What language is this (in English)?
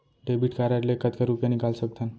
Chhattisgarhi